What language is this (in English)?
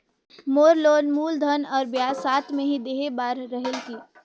Chhattisgarhi